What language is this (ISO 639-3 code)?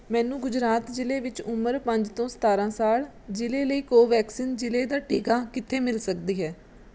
pan